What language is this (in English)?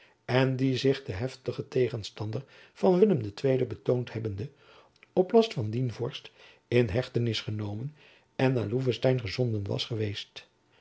Dutch